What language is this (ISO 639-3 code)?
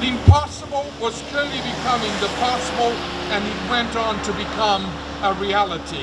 eng